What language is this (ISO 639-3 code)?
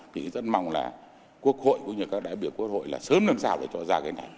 vie